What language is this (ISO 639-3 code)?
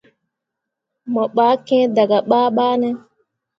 mua